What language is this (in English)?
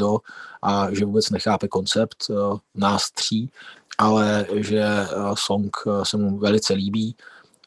Czech